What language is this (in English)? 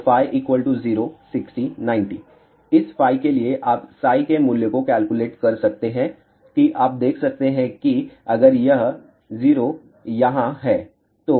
Hindi